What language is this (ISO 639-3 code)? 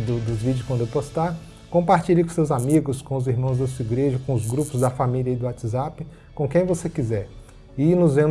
por